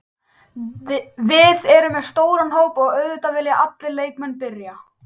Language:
Icelandic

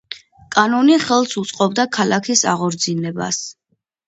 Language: Georgian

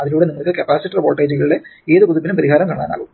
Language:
Malayalam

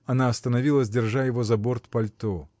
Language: Russian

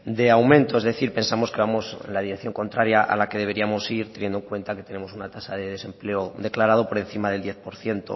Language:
Spanish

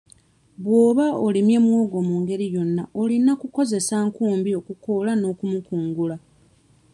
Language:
Ganda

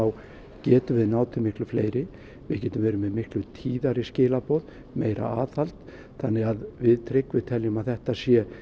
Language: Icelandic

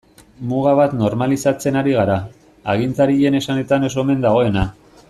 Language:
Basque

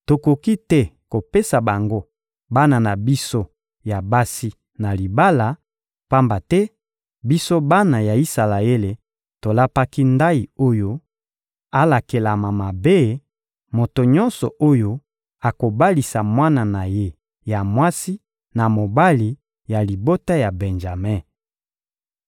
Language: Lingala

